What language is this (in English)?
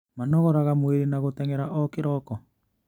Kikuyu